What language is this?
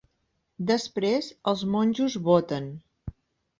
Catalan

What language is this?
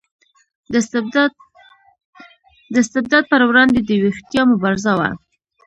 Pashto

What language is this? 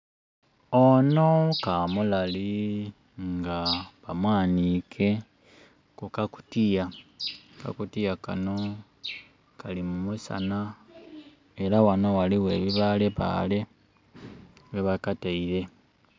Soga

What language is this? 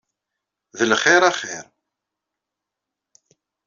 Kabyle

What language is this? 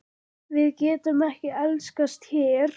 Icelandic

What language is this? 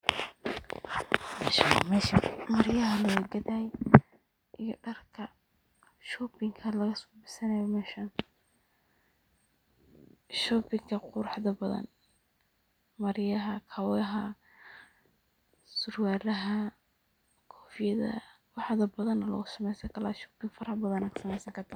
Somali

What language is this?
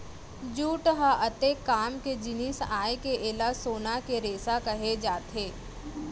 Chhattisgarhi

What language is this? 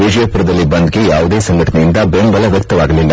Kannada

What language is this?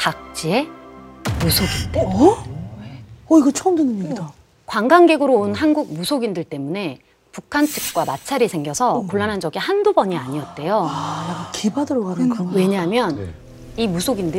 Korean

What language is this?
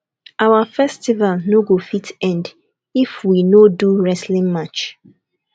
Nigerian Pidgin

